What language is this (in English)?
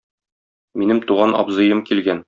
Tatar